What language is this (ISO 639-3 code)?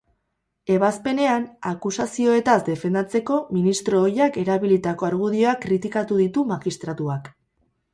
eus